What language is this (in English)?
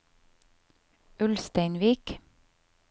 Norwegian